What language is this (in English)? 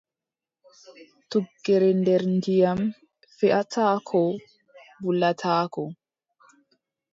Adamawa Fulfulde